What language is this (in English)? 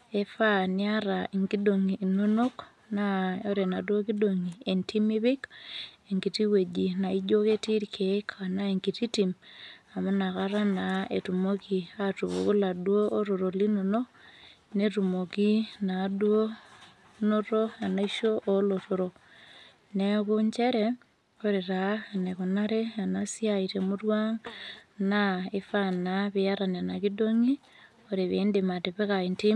Masai